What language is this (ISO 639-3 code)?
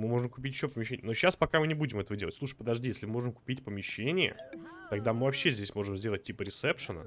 rus